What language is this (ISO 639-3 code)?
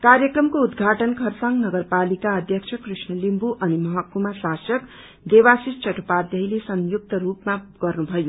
nep